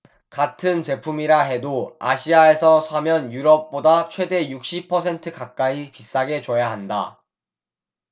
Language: Korean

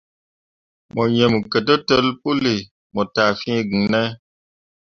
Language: Mundang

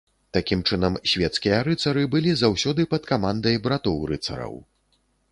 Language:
Belarusian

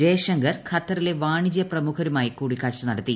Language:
Malayalam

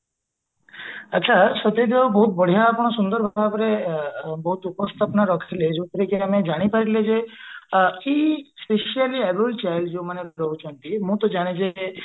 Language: Odia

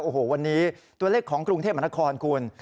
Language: Thai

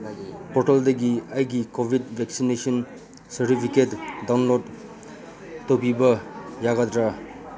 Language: Manipuri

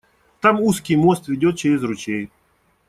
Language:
Russian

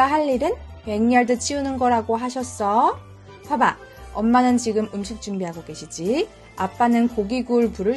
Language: Korean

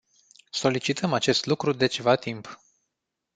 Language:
Romanian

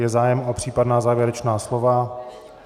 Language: Czech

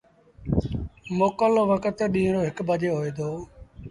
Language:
Sindhi Bhil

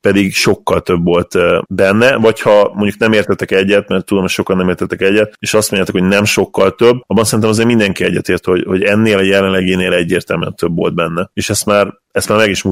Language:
Hungarian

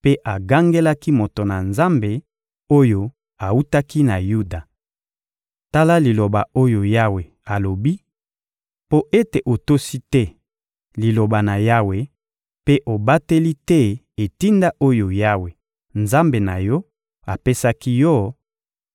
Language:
Lingala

